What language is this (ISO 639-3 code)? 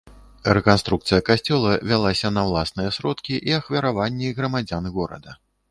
bel